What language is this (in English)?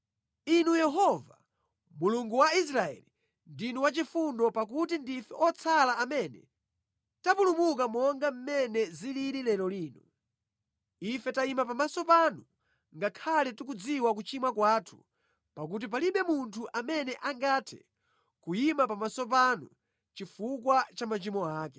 Nyanja